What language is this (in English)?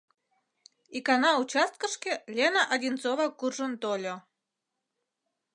Mari